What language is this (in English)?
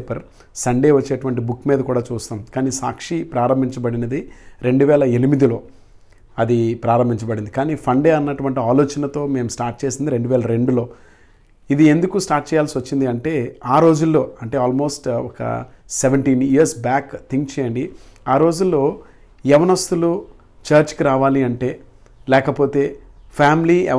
Telugu